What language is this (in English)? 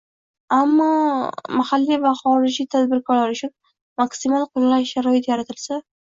Uzbek